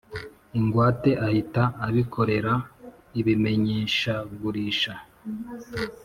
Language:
Kinyarwanda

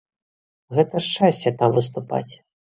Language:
Belarusian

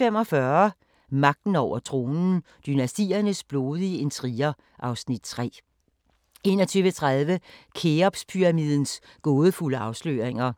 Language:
Danish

